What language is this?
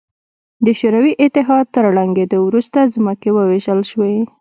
Pashto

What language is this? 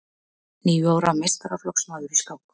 Icelandic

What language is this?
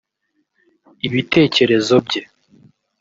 Kinyarwanda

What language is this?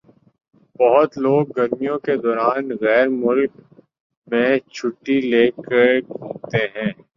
Urdu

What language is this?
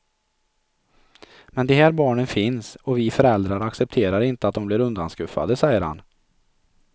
Swedish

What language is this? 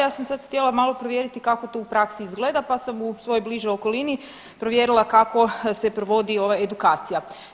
Croatian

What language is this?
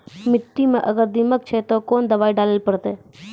Maithili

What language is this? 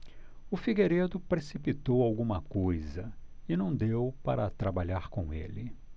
Portuguese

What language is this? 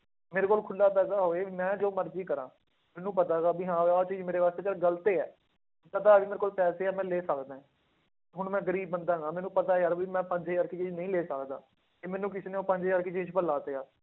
Punjabi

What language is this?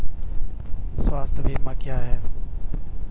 Hindi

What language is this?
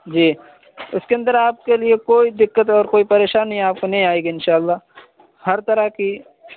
Urdu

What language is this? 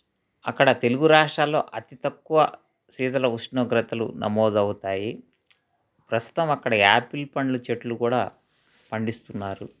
Telugu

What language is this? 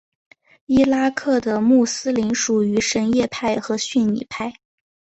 Chinese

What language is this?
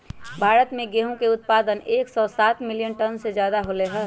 Magahi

